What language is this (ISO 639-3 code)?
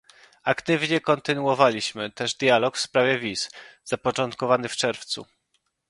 pol